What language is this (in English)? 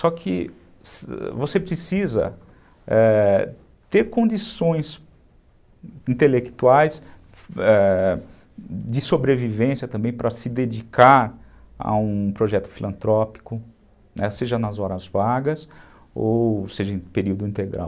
Portuguese